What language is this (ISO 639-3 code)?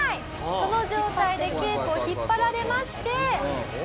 jpn